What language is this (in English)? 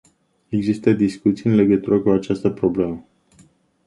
Romanian